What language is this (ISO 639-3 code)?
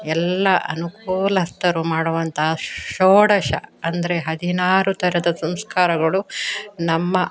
kan